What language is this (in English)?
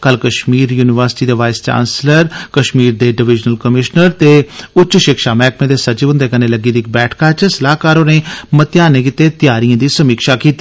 Dogri